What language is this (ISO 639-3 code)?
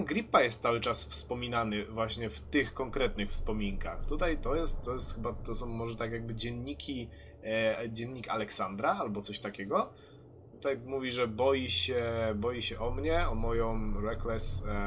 pol